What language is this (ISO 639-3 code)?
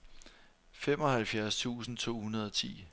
dan